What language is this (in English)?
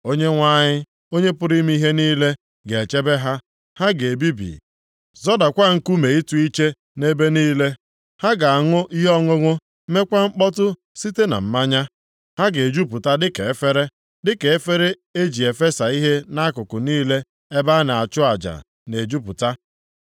Igbo